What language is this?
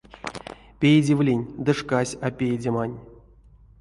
Erzya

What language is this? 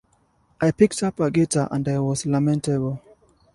English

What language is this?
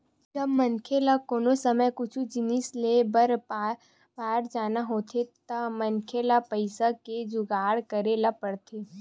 Chhattisgarhi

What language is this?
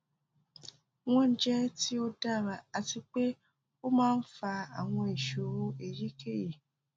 Yoruba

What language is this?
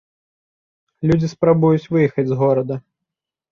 Belarusian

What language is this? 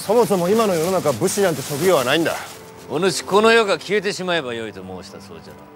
Japanese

